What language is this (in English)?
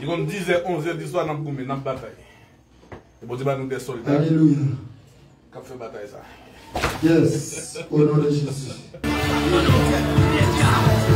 French